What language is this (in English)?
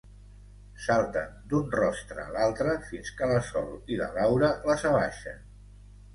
Catalan